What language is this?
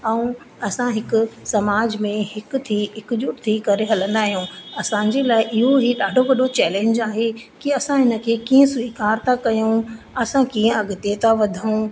Sindhi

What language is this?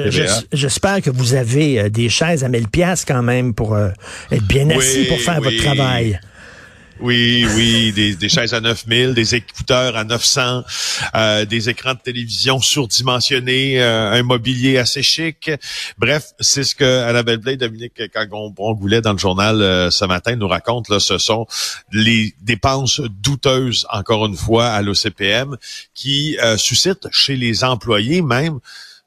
French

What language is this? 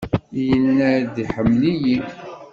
Kabyle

